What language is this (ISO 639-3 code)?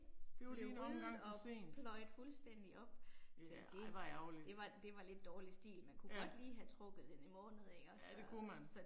dan